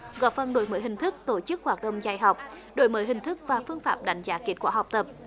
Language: Vietnamese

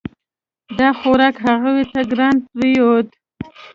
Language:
Pashto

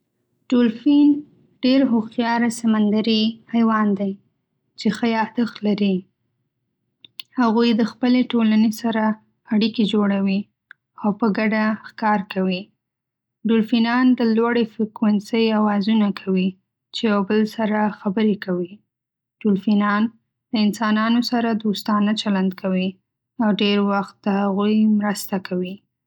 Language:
Pashto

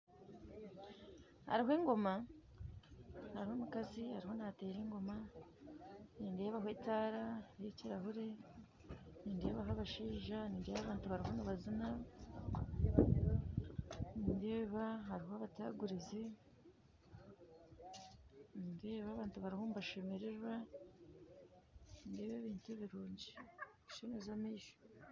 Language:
Nyankole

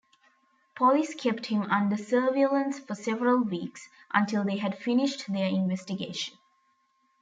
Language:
English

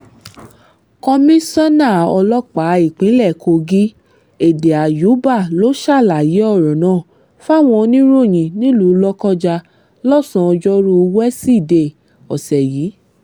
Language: Yoruba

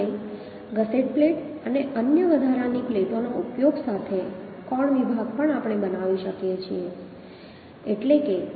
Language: Gujarati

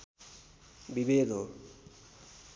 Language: Nepali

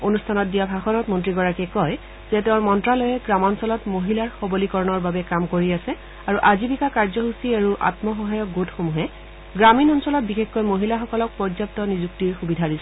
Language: Assamese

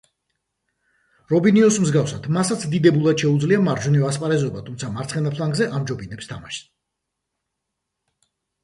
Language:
Georgian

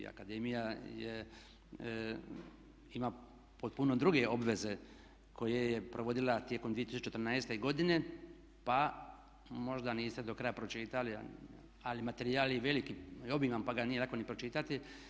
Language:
Croatian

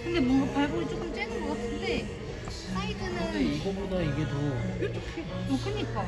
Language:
Korean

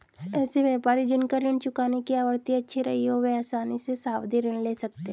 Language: Hindi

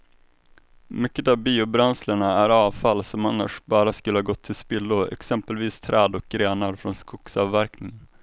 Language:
Swedish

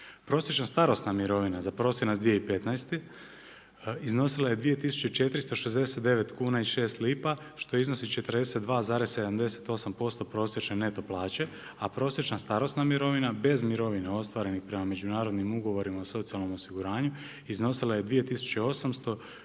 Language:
Croatian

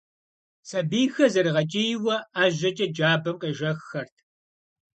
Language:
Kabardian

